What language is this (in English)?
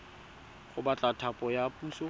Tswana